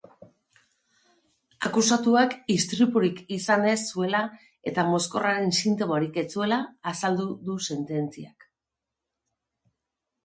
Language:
Basque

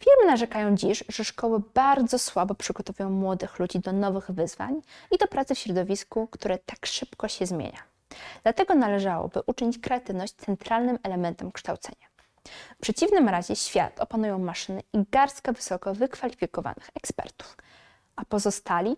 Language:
Polish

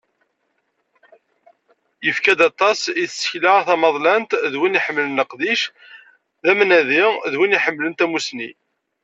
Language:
Kabyle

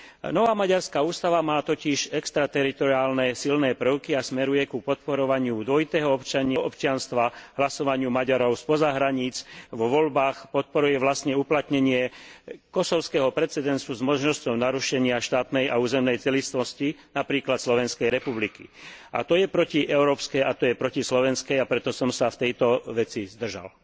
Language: Slovak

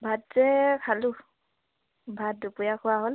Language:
Assamese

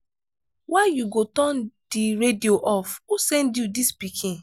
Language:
Nigerian Pidgin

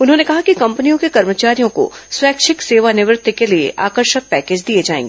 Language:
Hindi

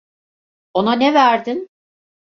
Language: Turkish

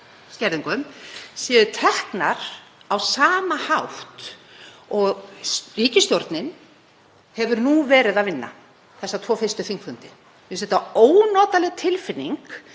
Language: Icelandic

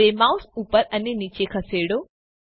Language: Gujarati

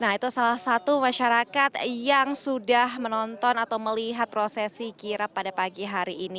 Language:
Indonesian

